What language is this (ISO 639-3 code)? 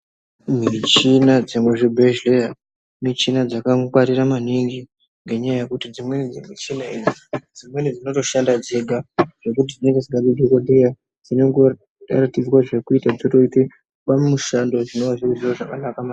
ndc